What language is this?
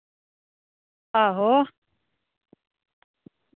Dogri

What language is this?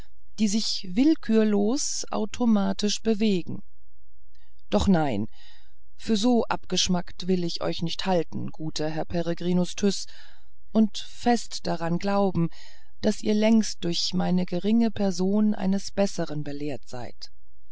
German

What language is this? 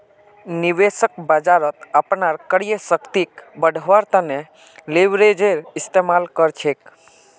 Magahi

